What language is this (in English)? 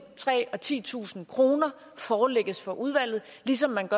Danish